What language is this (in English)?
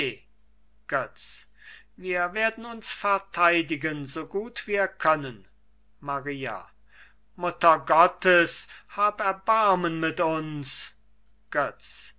German